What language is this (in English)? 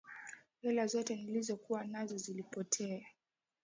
Swahili